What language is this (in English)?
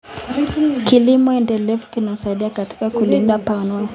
Kalenjin